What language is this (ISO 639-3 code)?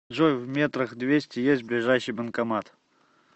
rus